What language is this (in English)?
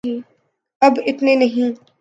Urdu